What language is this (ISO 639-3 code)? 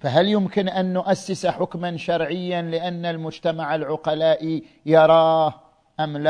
ara